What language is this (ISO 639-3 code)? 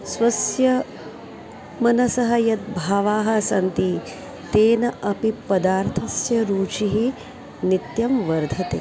san